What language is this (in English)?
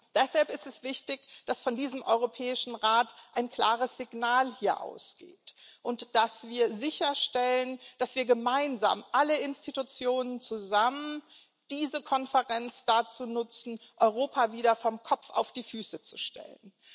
German